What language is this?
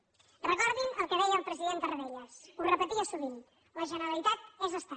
Catalan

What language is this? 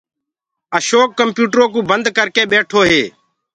Gurgula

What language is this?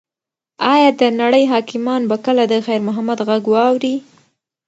Pashto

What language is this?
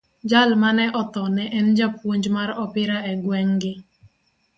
Luo (Kenya and Tanzania)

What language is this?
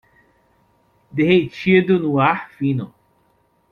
Portuguese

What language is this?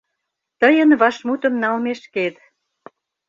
Mari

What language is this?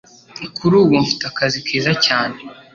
Kinyarwanda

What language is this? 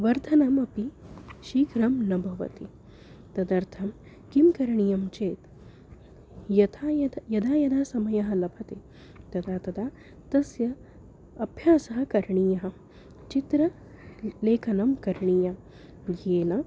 Sanskrit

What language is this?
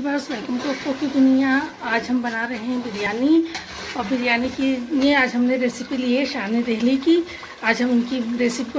Hindi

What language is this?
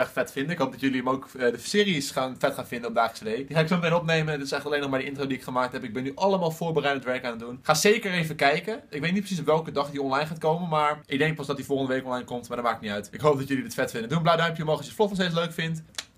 Dutch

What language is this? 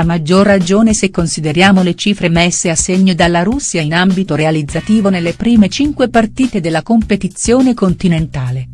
Italian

